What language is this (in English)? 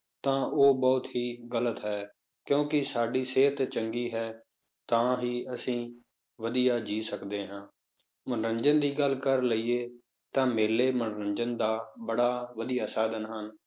Punjabi